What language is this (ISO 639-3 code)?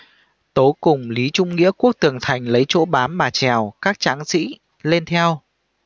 vie